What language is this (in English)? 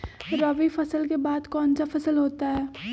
Magahi